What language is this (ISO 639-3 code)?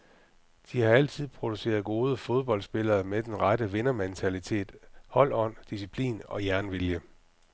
dan